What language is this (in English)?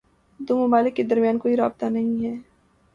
Urdu